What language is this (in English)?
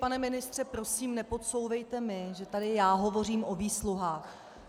Czech